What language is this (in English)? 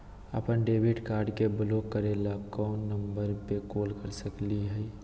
Magahi